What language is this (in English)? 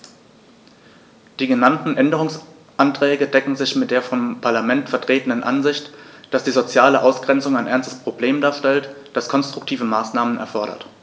German